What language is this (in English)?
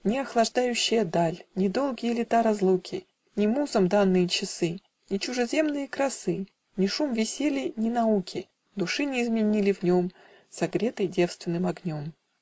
Russian